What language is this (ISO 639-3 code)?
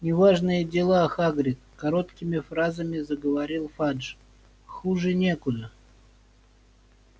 rus